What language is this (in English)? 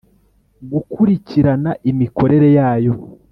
Kinyarwanda